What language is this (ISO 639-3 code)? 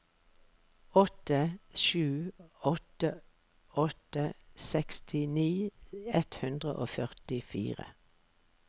nor